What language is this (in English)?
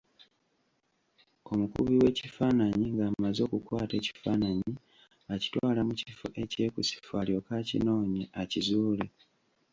Ganda